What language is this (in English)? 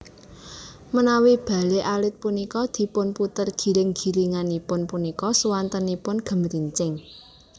Javanese